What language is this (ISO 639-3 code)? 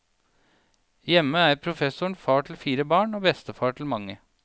nor